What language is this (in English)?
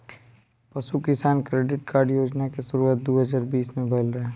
Bhojpuri